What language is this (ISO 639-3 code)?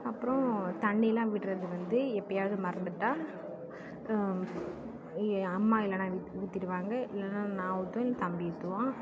tam